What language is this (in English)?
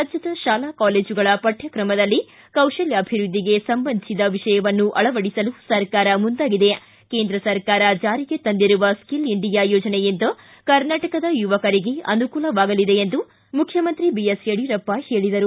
Kannada